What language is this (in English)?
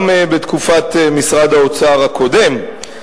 Hebrew